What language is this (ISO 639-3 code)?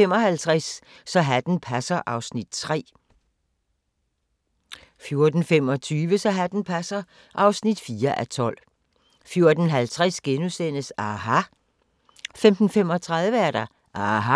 dan